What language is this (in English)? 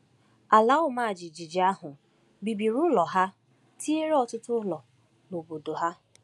Igbo